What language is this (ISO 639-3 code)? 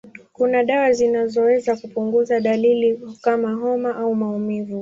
swa